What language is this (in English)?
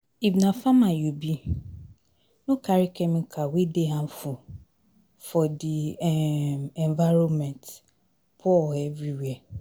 Nigerian Pidgin